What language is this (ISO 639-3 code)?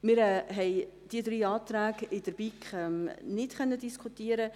gsw